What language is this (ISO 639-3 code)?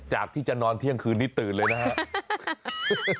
tha